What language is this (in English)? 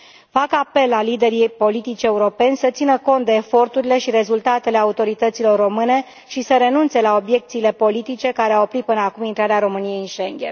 Romanian